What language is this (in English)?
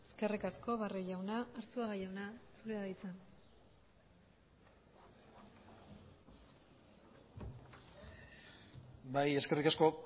Basque